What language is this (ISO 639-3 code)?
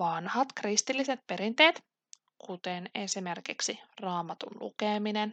fin